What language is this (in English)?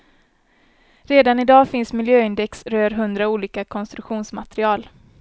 Swedish